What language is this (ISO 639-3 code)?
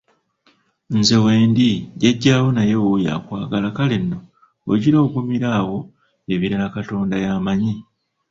lug